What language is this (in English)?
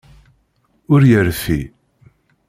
Kabyle